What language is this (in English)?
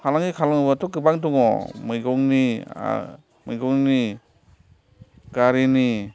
Bodo